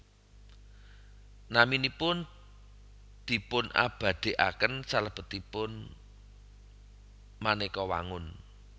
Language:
Javanese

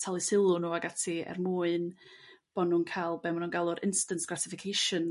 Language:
Welsh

